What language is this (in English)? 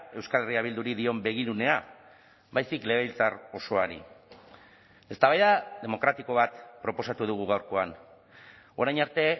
Basque